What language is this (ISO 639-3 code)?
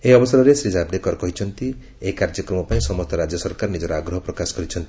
ori